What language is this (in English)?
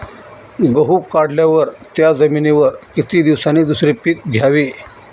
Marathi